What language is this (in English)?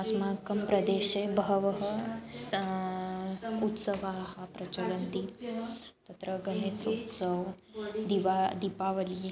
Sanskrit